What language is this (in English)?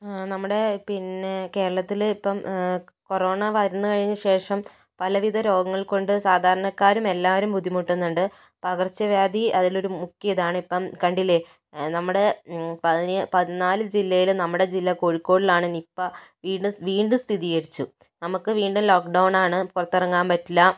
Malayalam